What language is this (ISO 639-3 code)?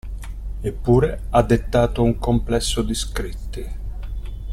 ita